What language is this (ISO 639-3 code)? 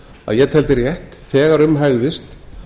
isl